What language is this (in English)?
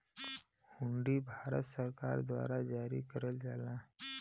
Bhojpuri